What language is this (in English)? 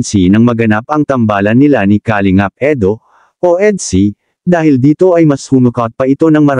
Filipino